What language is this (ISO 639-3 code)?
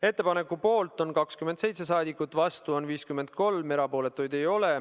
est